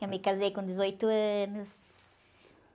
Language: Portuguese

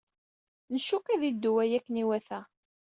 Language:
Kabyle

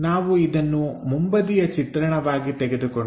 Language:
Kannada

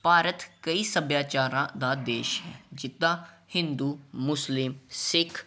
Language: Punjabi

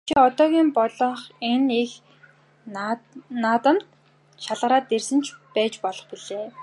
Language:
Mongolian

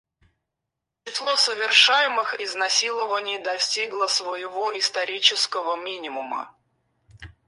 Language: Russian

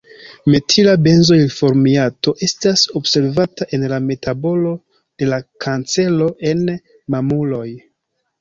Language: Esperanto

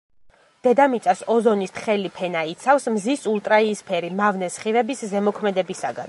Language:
Georgian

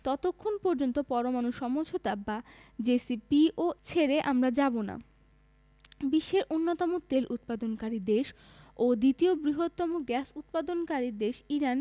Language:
Bangla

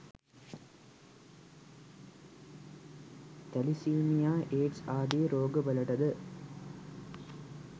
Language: Sinhala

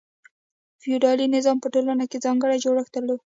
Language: Pashto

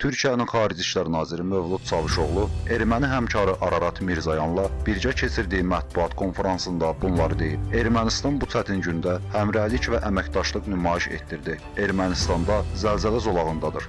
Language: Turkish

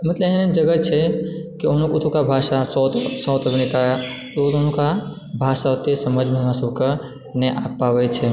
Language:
Maithili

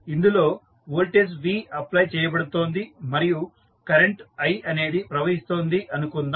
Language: Telugu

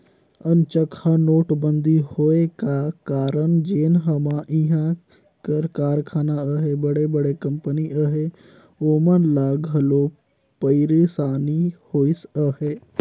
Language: Chhattisgarhi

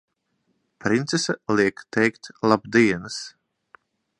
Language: Latvian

